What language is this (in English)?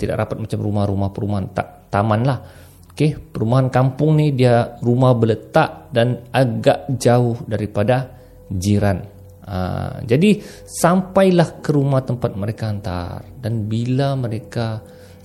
Malay